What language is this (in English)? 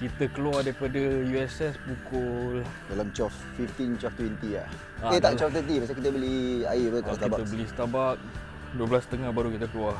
Malay